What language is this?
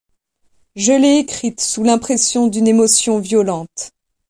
French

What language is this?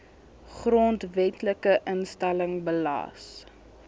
Afrikaans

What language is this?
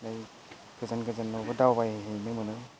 Bodo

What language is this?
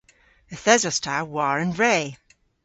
Cornish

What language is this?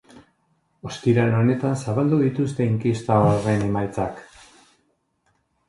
Basque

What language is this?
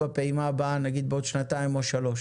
Hebrew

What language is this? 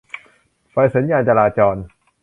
Thai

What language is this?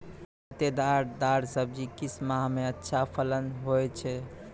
Maithili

